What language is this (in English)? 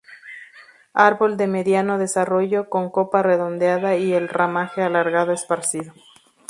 Spanish